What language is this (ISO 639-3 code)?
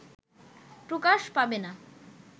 ben